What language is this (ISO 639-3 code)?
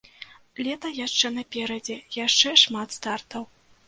bel